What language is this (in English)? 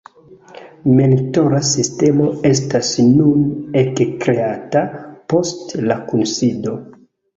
Esperanto